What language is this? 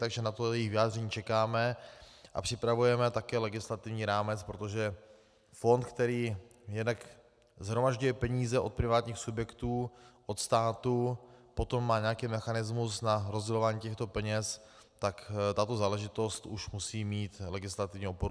Czech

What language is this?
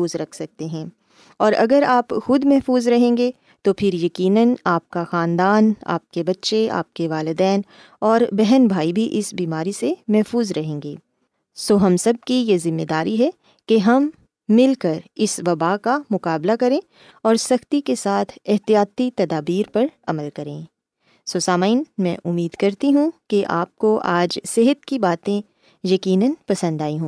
Urdu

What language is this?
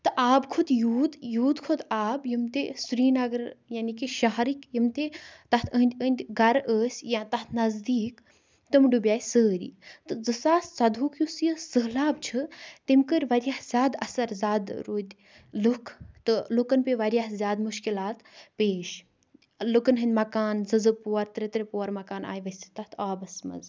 Kashmiri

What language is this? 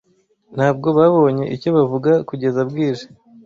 Kinyarwanda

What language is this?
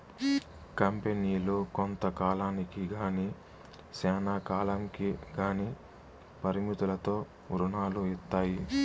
Telugu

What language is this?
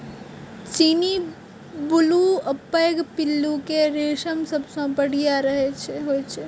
Maithili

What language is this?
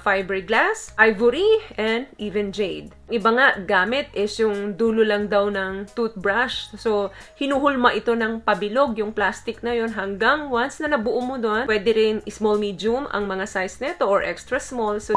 Filipino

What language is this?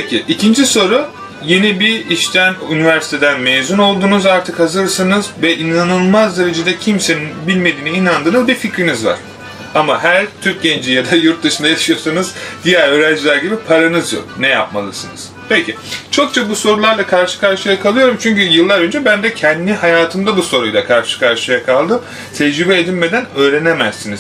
Turkish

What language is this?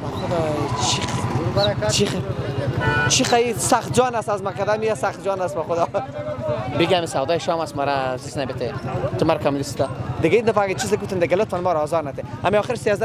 Persian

